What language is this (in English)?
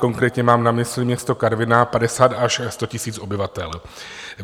Czech